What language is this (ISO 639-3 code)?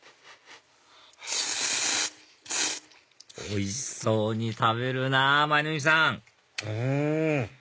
jpn